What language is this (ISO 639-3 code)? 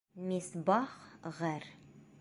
bak